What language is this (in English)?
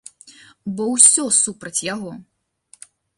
Belarusian